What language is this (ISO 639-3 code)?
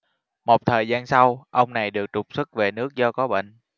vie